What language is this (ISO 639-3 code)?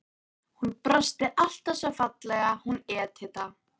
isl